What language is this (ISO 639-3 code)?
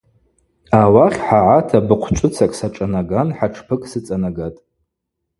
abq